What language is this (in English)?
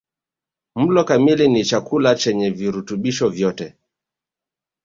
Swahili